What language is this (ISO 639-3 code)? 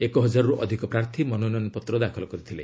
ori